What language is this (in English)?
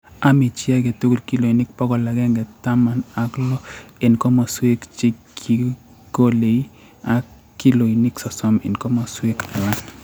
Kalenjin